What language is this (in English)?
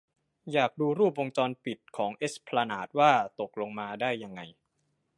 Thai